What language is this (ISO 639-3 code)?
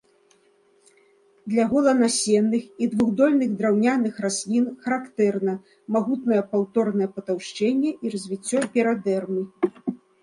bel